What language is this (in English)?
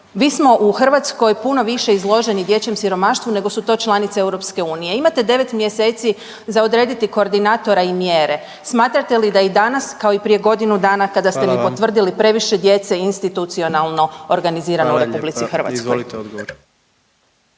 Croatian